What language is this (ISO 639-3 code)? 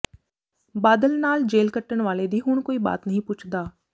pan